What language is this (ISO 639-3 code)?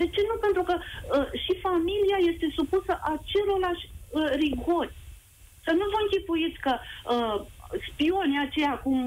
ron